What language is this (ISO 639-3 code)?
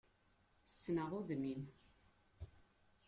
kab